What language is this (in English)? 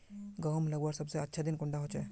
Magahi